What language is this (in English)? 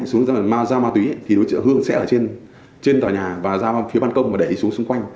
Vietnamese